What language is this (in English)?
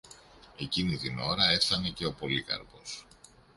Greek